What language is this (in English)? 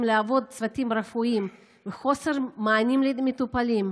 Hebrew